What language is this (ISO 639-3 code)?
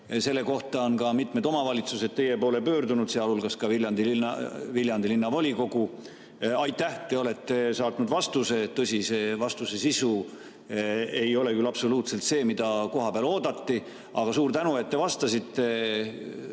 est